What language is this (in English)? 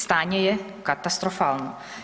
Croatian